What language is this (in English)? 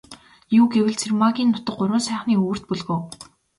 Mongolian